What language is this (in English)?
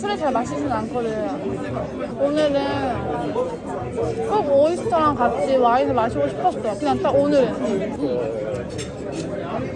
Korean